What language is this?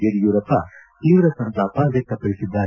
Kannada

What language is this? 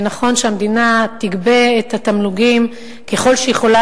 Hebrew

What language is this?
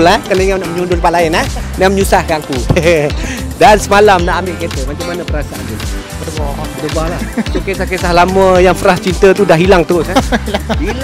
Malay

